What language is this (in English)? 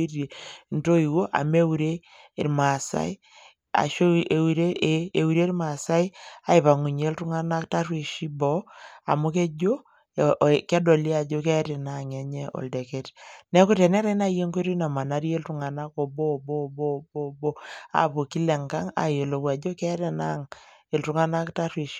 Masai